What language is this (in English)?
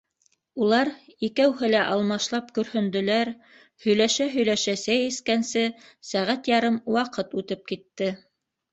Bashkir